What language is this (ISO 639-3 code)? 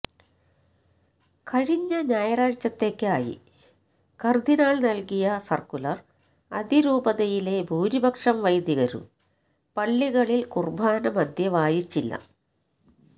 mal